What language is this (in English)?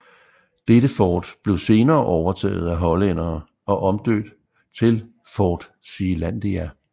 Danish